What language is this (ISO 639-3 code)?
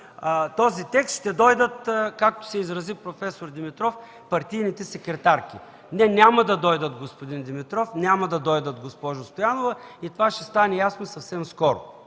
bul